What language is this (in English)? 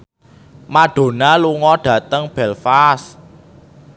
Javanese